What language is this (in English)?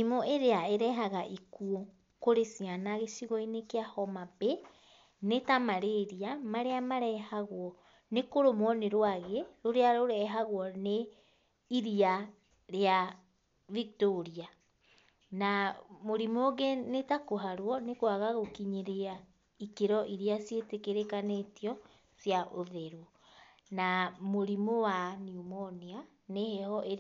Kikuyu